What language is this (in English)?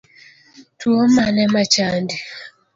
Luo (Kenya and Tanzania)